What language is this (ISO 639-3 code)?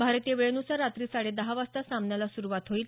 mar